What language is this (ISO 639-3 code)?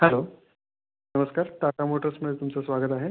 mar